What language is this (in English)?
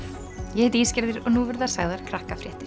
Icelandic